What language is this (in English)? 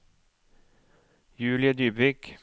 Norwegian